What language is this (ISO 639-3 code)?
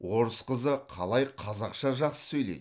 kaz